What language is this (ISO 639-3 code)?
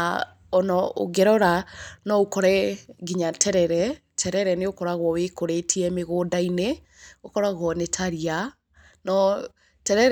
kik